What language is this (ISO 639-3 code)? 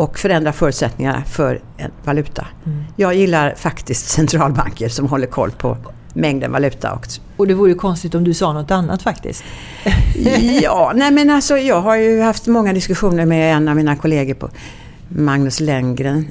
swe